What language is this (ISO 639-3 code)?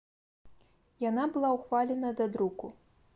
bel